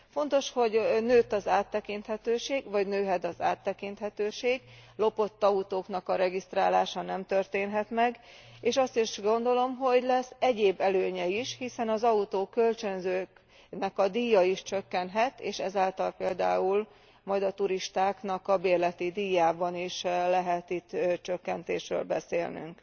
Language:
Hungarian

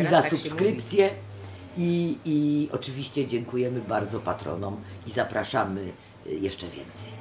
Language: Polish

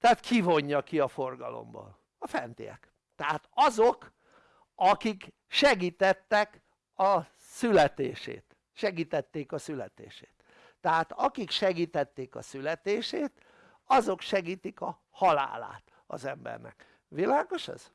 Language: Hungarian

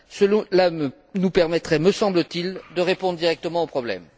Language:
French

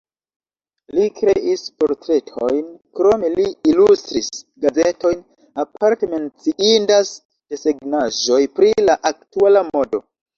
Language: Esperanto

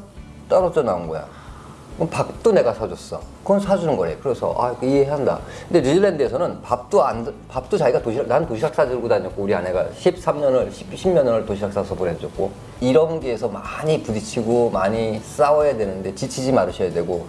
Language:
Korean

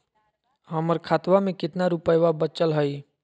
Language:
Magahi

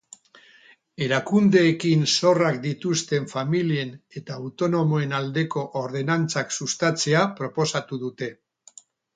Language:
Basque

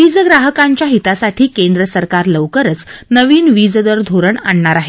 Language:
Marathi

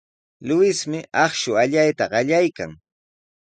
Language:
Sihuas Ancash Quechua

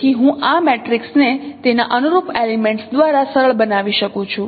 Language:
Gujarati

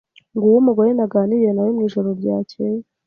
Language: Kinyarwanda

